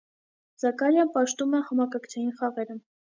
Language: Armenian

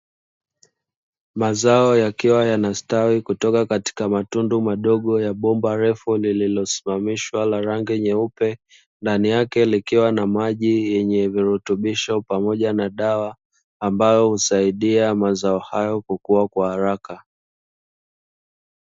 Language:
Swahili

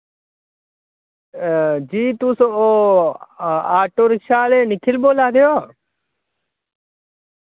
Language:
Dogri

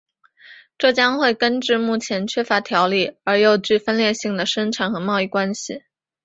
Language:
Chinese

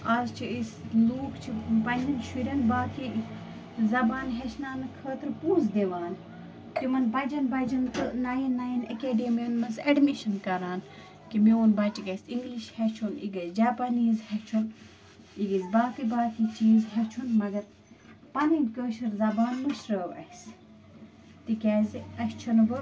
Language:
Kashmiri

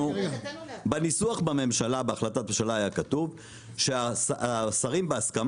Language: Hebrew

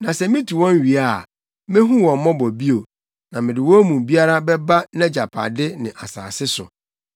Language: Akan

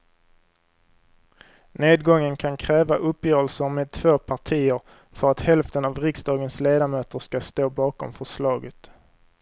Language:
Swedish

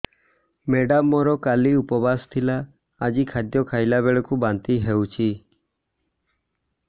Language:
Odia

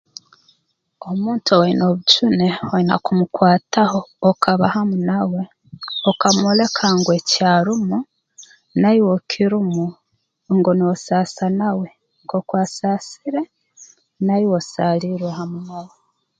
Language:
Tooro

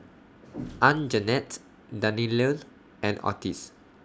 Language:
English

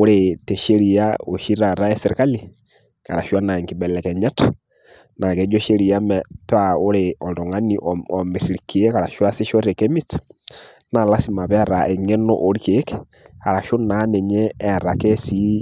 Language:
Masai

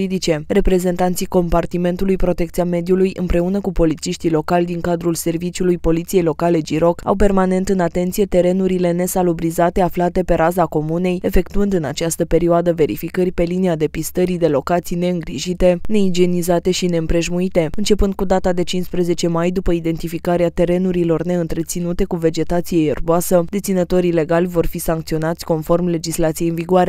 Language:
Romanian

